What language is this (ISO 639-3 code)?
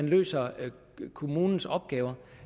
dan